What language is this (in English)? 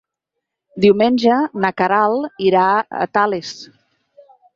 Catalan